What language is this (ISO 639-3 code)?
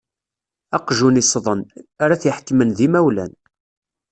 kab